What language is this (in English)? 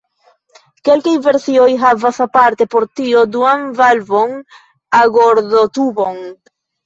Esperanto